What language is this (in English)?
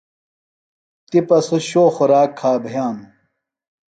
Phalura